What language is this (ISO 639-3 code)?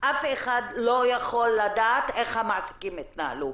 heb